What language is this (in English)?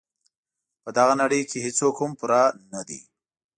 Pashto